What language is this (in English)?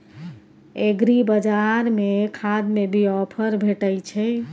Maithili